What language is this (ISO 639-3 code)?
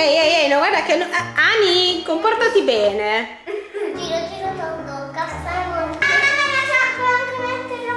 ita